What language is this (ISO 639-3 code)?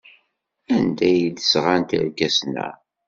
kab